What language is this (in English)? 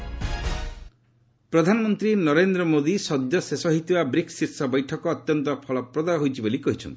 Odia